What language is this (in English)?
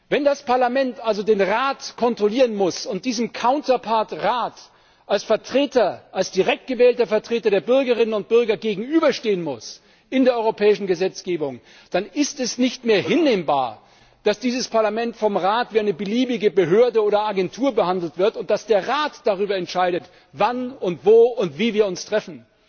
German